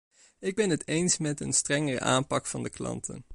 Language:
Dutch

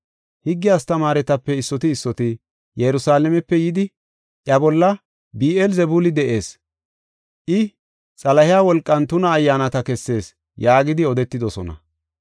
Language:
Gofa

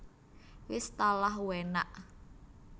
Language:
Javanese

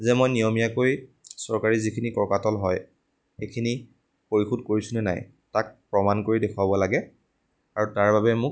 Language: Assamese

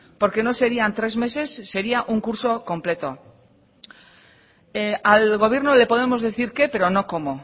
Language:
Spanish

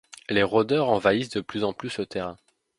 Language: French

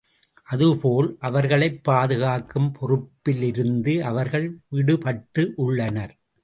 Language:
Tamil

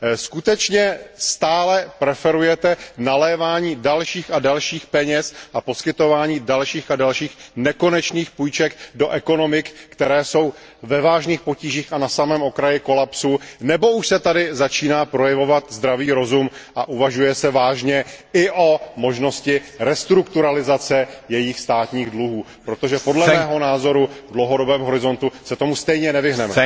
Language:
Czech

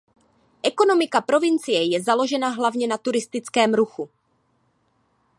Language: Czech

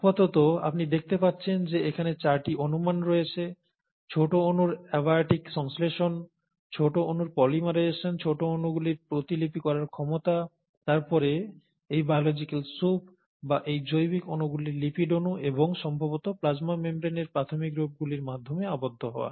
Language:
Bangla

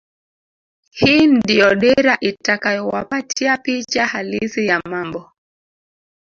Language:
Swahili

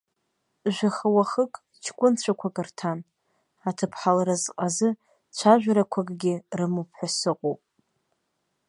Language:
Abkhazian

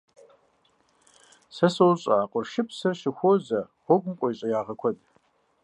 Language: Kabardian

